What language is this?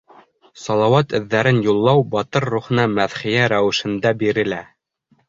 Bashkir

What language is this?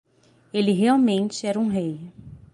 Portuguese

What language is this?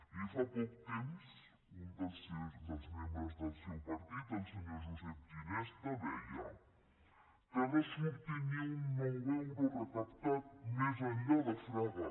Catalan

